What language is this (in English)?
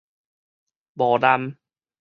Min Nan Chinese